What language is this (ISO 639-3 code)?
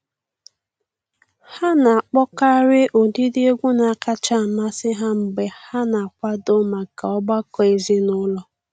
ibo